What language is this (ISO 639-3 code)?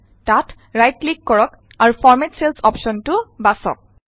asm